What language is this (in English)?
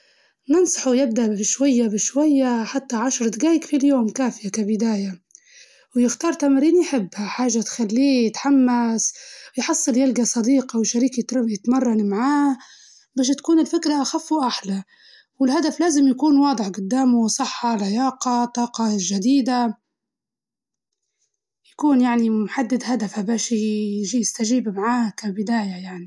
Libyan Arabic